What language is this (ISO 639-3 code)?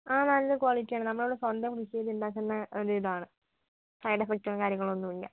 mal